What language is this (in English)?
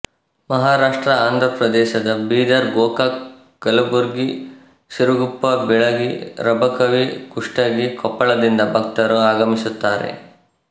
Kannada